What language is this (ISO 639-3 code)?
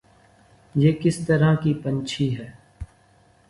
urd